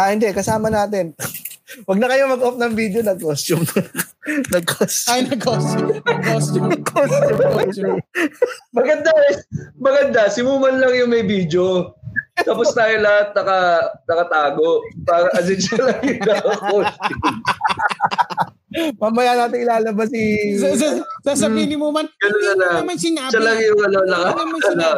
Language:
Filipino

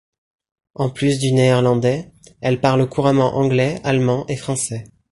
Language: French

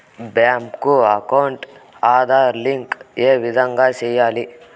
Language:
Telugu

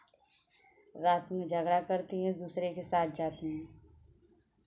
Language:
Hindi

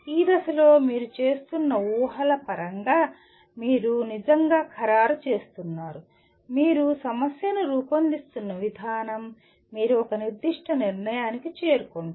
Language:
Telugu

